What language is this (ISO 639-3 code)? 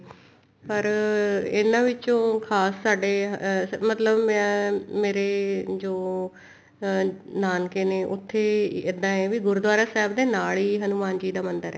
pan